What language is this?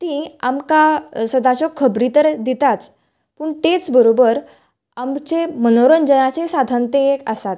Konkani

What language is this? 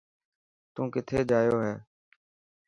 Dhatki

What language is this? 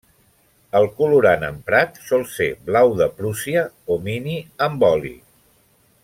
Catalan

